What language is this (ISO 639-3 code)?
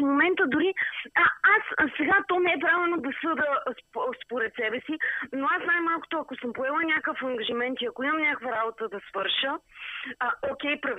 bul